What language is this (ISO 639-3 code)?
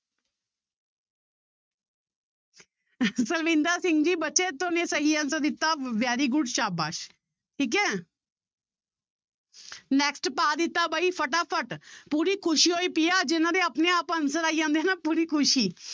pan